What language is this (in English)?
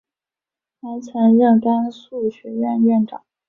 Chinese